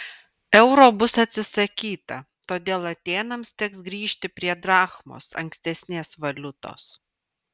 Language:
Lithuanian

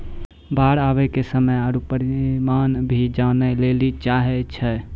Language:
Maithili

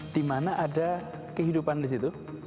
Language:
Indonesian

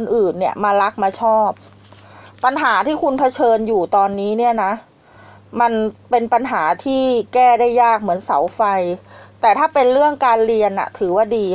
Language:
Thai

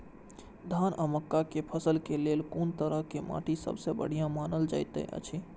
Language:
Maithili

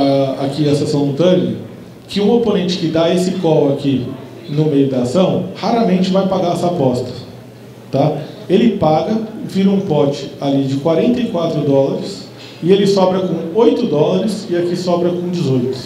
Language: Portuguese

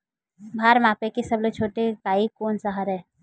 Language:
Chhattisgarhi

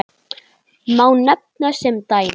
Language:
Icelandic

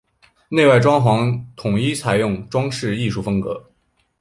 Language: Chinese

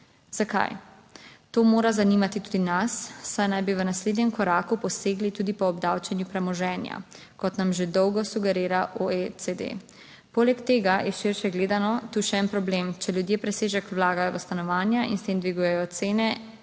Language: Slovenian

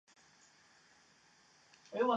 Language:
Chinese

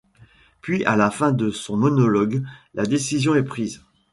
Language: French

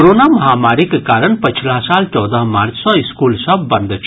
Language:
Maithili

